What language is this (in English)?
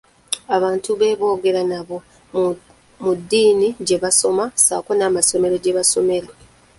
Ganda